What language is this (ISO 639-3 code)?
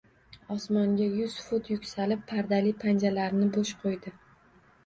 uzb